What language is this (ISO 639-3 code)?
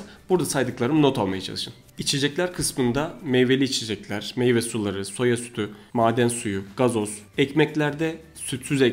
tur